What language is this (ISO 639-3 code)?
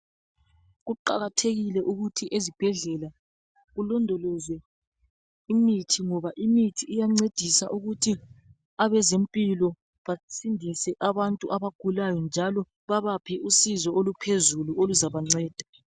nde